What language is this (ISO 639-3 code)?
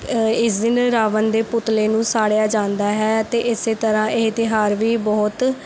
pan